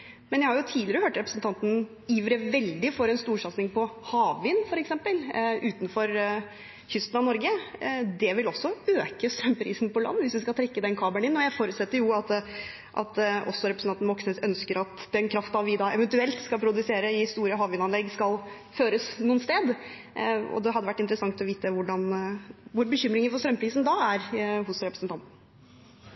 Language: Norwegian Bokmål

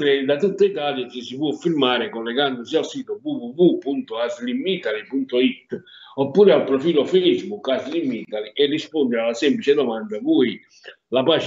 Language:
Italian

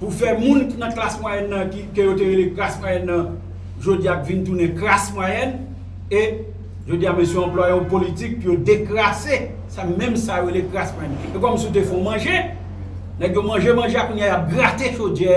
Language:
French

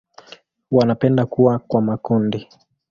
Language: Swahili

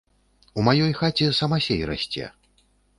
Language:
Belarusian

